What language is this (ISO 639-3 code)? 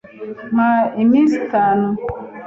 kin